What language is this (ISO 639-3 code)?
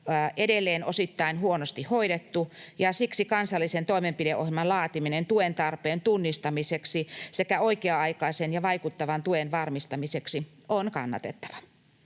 fin